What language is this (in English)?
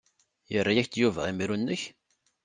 Kabyle